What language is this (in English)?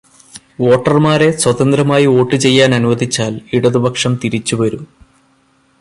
Malayalam